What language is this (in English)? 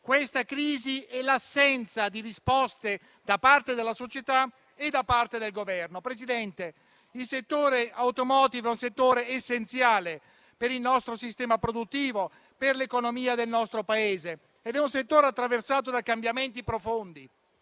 Italian